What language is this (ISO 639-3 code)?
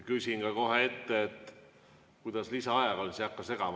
est